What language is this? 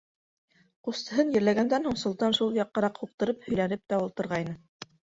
Bashkir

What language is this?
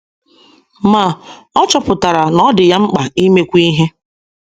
Igbo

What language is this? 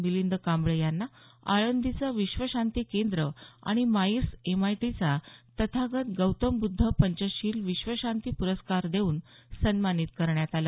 Marathi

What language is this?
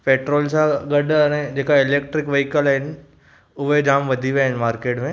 Sindhi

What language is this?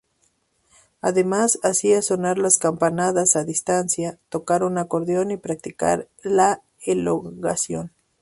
Spanish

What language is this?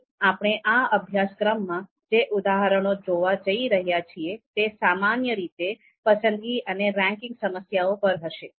Gujarati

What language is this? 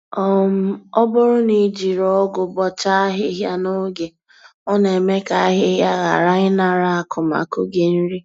Igbo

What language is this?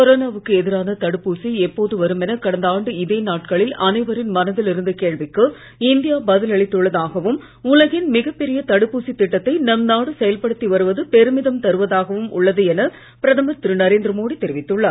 Tamil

